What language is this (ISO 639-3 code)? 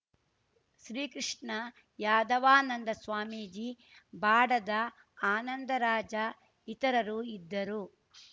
kan